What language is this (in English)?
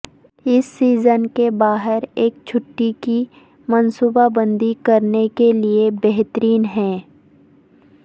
Urdu